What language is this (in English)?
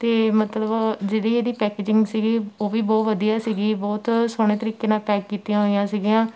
Punjabi